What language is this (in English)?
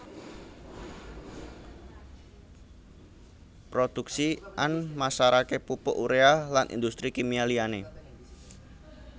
Javanese